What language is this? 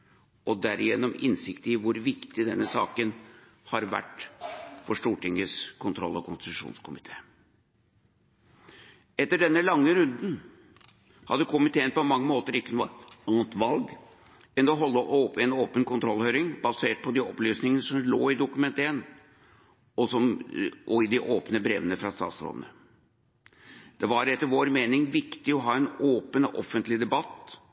Norwegian Bokmål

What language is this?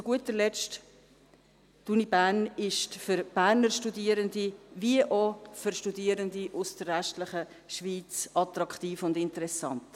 Swiss German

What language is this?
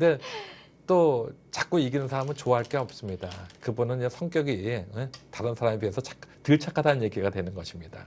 Korean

